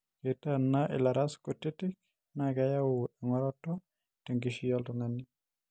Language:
Masai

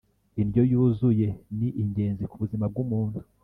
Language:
Kinyarwanda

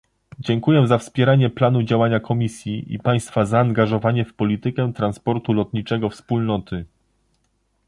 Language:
Polish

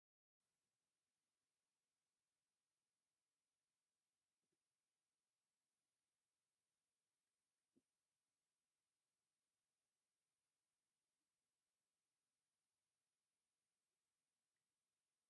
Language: Tigrinya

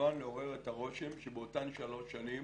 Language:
Hebrew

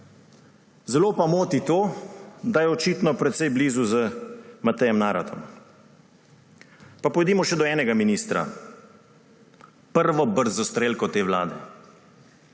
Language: Slovenian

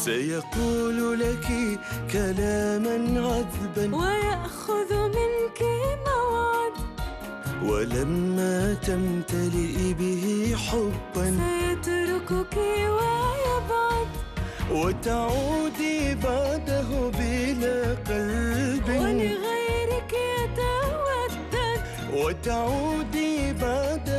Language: Arabic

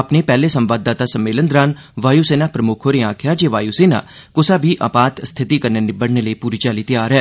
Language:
Dogri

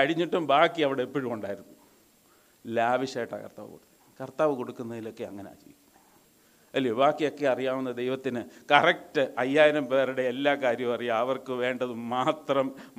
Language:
Malayalam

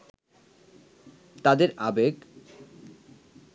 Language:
Bangla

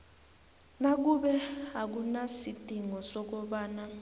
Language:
South Ndebele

